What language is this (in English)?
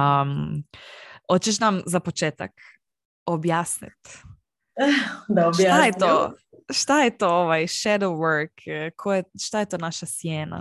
Croatian